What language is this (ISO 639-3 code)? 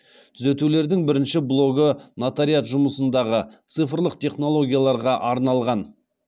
kaz